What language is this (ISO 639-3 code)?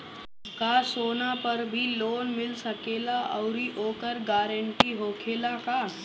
bho